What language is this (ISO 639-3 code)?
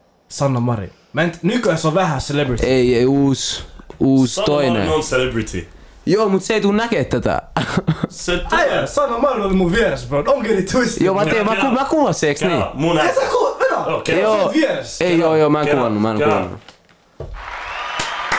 fin